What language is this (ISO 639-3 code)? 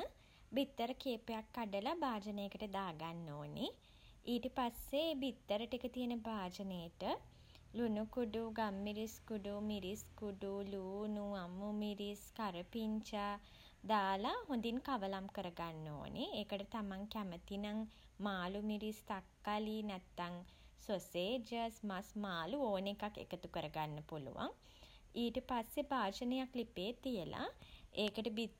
sin